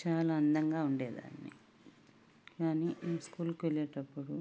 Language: Telugu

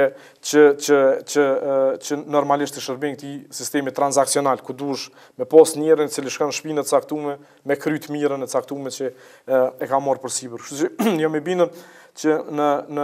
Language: Italian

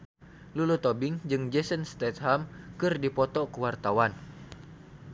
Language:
Sundanese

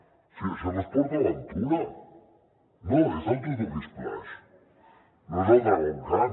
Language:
Catalan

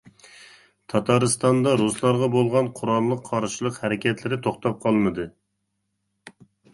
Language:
Uyghur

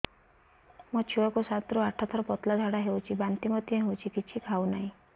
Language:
Odia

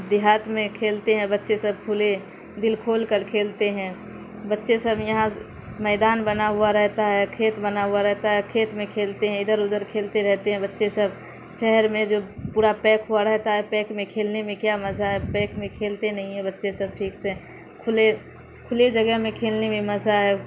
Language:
Urdu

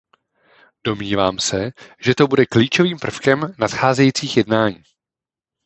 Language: Czech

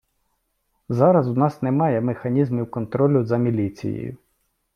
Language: Ukrainian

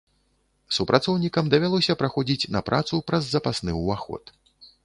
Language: Belarusian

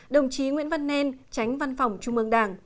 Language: Vietnamese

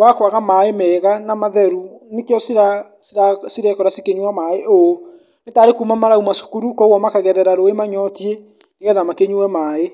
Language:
Kikuyu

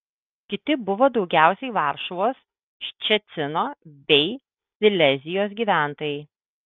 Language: Lithuanian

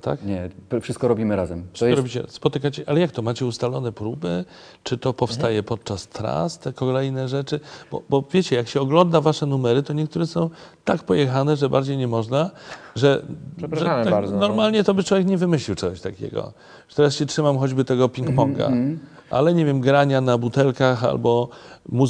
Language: Polish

